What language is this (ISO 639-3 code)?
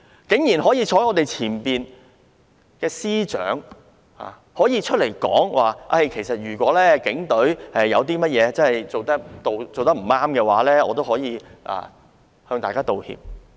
yue